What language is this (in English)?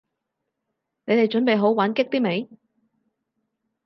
Cantonese